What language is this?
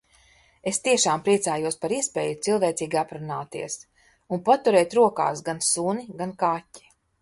Latvian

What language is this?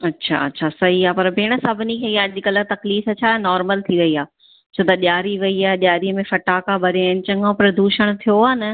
Sindhi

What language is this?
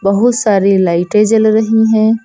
Hindi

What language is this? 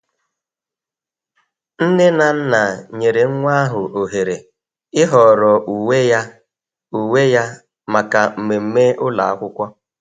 Igbo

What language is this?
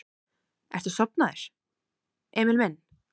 Icelandic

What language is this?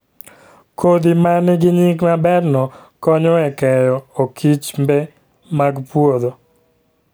Luo (Kenya and Tanzania)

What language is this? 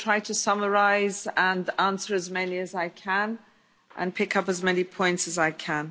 English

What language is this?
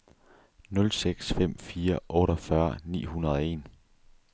Danish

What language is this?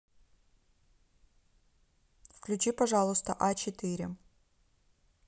Russian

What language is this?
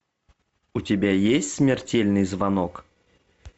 Russian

